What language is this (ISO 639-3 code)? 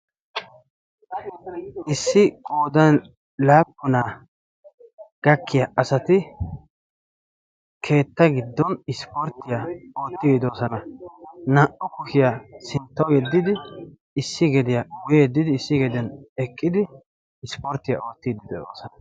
wal